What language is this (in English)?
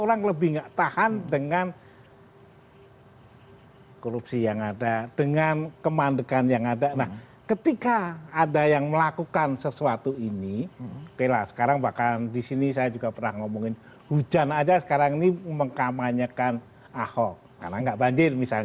Indonesian